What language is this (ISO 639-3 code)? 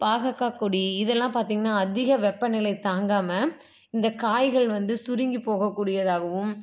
tam